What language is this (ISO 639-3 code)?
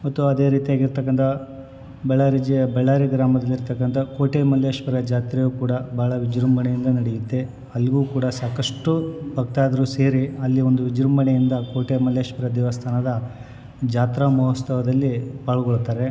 kan